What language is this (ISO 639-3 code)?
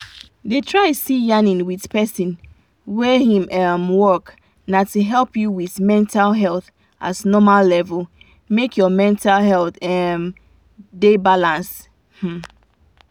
pcm